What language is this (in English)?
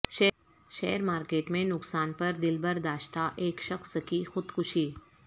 Urdu